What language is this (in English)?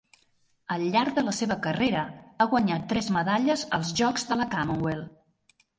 Catalan